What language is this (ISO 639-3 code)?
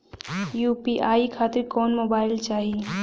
bho